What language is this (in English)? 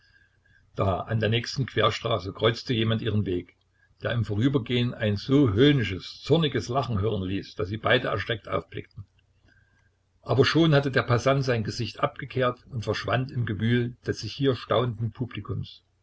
German